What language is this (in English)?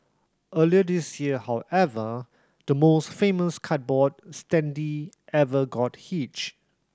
English